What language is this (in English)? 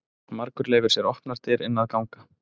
Icelandic